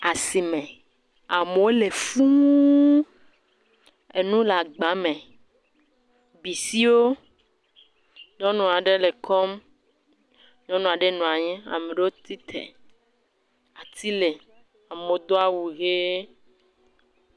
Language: Ewe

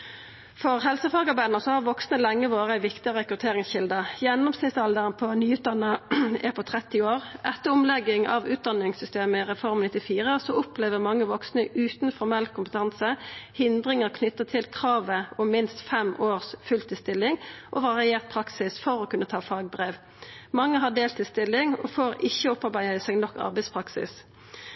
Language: Norwegian Nynorsk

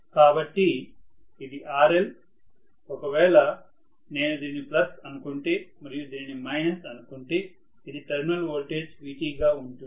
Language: Telugu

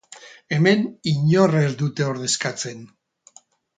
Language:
Basque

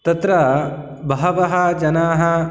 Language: Sanskrit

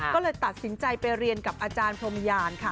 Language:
Thai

